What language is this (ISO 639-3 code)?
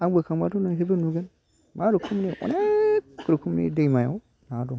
brx